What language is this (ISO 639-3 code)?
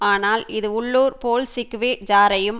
tam